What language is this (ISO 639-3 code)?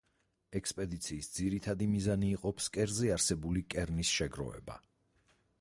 kat